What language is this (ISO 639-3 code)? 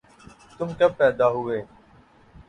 urd